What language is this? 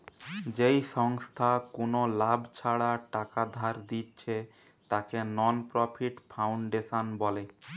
Bangla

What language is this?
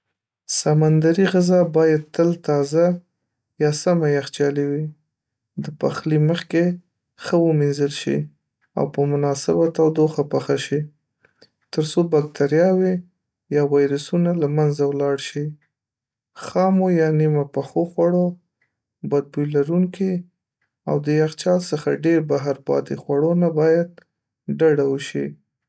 Pashto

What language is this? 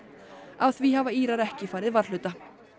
Icelandic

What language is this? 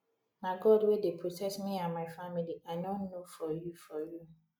Nigerian Pidgin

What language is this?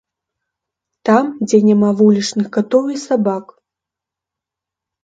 Belarusian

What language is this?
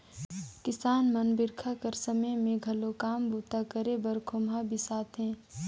Chhattisgarhi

